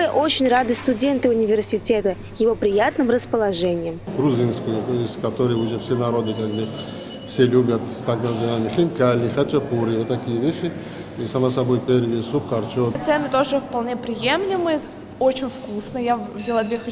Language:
Russian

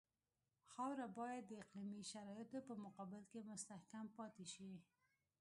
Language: Pashto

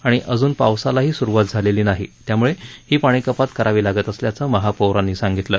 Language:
Marathi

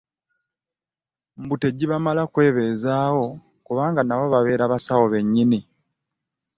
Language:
Ganda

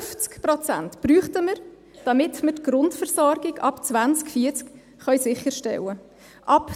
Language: Swiss German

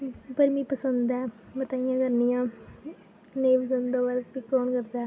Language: Dogri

